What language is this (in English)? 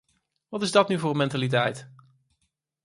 Dutch